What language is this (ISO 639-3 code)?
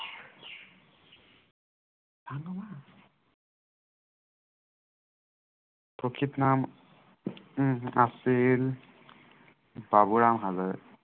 asm